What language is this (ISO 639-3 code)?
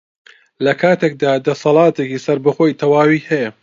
ckb